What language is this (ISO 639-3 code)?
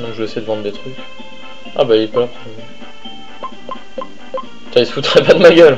fra